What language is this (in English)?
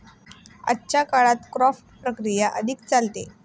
Marathi